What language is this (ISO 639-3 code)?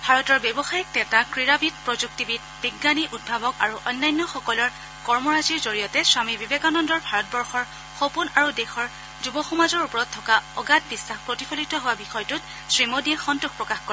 asm